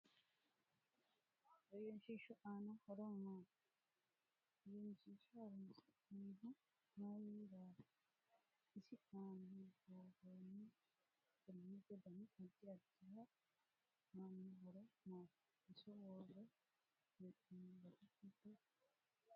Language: Sidamo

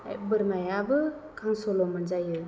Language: Bodo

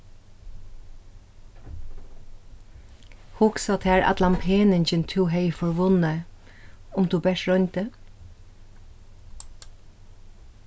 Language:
Faroese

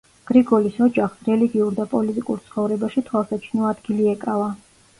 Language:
Georgian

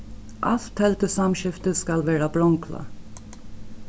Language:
Faroese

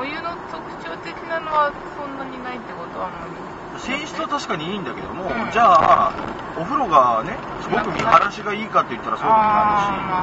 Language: Japanese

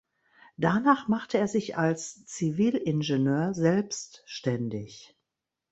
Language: German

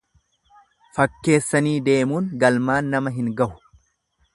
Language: Oromo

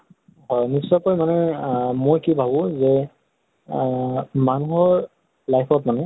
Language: Assamese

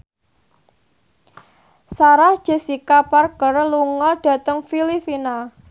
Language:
Javanese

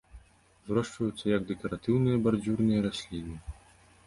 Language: Belarusian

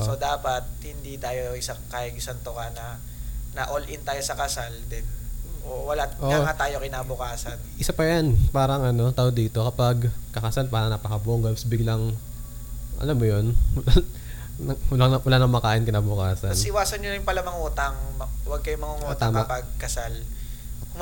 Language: Filipino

